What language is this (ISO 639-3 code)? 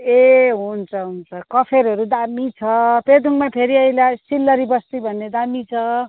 nep